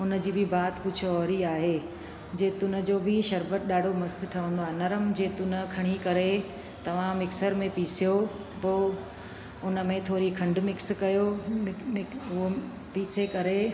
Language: Sindhi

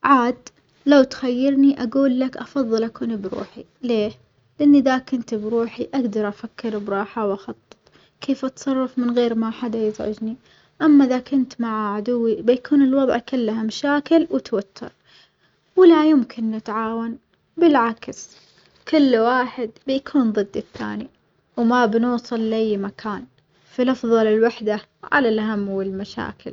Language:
Omani Arabic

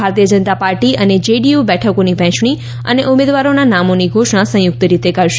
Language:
Gujarati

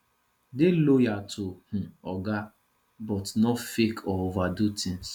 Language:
Nigerian Pidgin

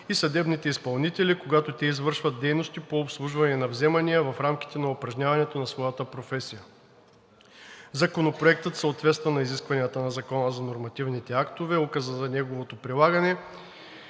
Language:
Bulgarian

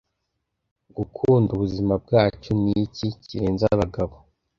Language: Kinyarwanda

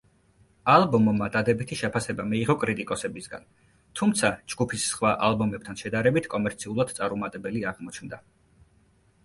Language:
Georgian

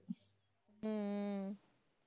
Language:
Tamil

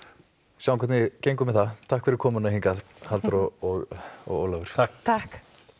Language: Icelandic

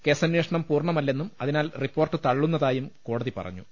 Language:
Malayalam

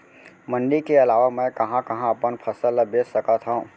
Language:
Chhattisgarhi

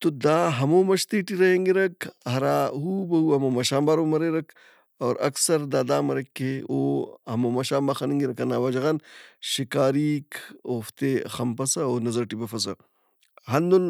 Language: Brahui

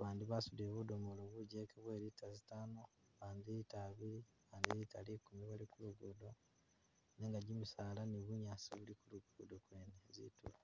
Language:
Masaaba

